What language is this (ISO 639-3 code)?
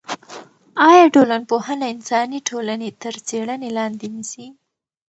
pus